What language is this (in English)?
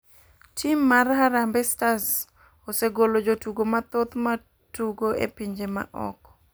Luo (Kenya and Tanzania)